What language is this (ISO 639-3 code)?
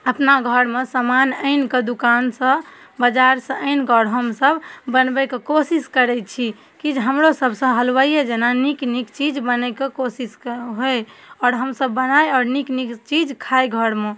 mai